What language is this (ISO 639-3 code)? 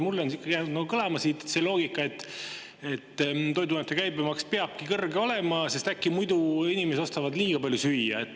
est